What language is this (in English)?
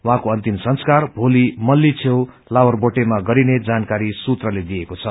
Nepali